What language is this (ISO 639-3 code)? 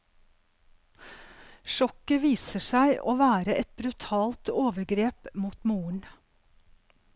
nor